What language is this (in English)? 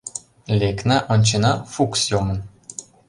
Mari